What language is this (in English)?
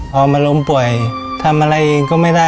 Thai